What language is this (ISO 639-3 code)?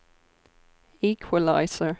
swe